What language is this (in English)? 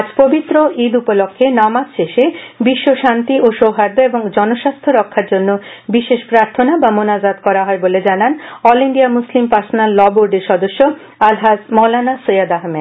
Bangla